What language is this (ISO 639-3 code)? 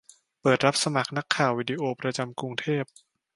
tha